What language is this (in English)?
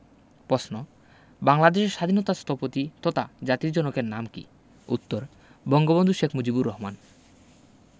Bangla